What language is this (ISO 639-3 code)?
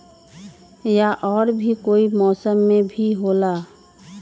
mag